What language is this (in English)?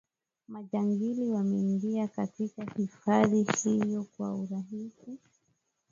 Swahili